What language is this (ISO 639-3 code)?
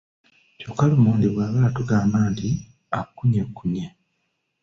lug